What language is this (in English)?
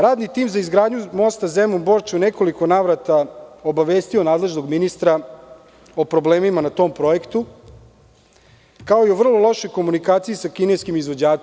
Serbian